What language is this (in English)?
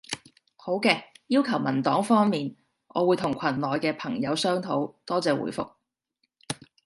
Cantonese